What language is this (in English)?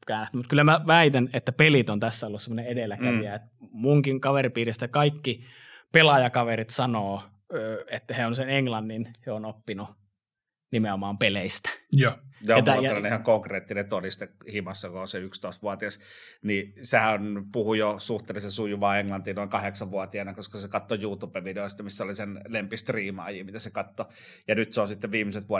Finnish